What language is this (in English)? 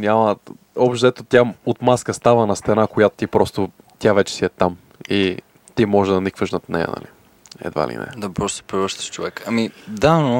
Bulgarian